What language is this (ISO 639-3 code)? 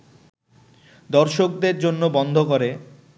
ben